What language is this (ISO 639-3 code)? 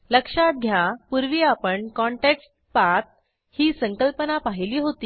mar